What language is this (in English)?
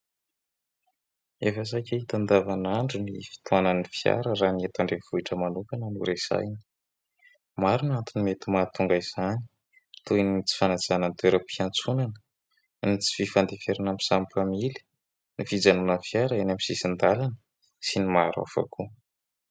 Malagasy